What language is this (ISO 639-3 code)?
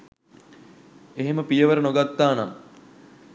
sin